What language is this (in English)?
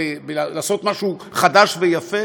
Hebrew